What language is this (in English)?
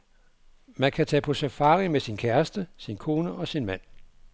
Danish